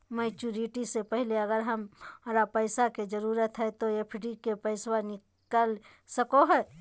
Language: Magahi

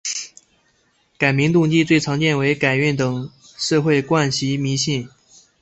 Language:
Chinese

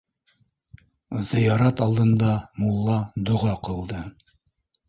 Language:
Bashkir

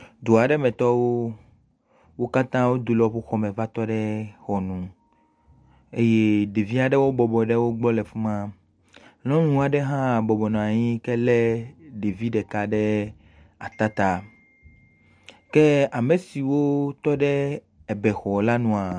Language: Ewe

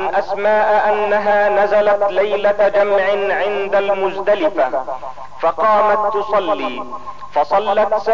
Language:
Arabic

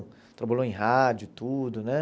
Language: Portuguese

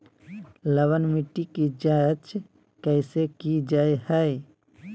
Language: Magahi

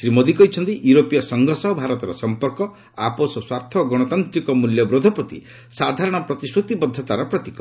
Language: Odia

